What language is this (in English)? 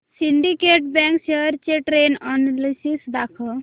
Marathi